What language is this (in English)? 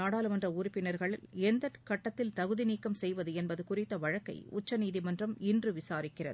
Tamil